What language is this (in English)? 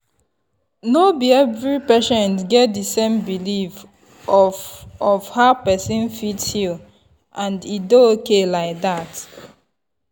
Nigerian Pidgin